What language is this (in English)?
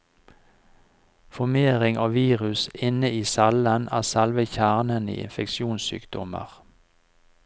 Norwegian